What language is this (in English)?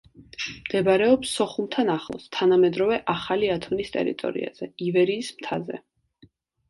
Georgian